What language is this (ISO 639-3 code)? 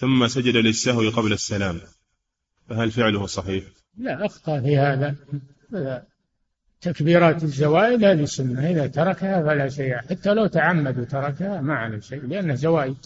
ara